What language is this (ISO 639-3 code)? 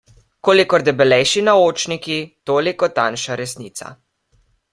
slv